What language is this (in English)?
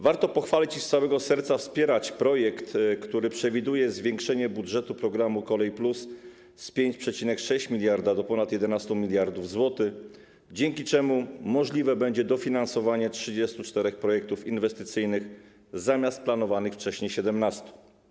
Polish